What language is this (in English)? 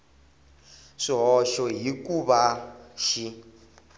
Tsonga